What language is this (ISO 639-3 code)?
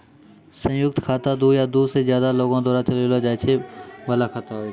mai